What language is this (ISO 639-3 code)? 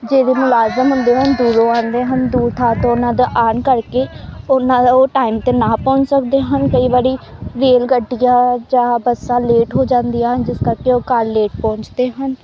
pan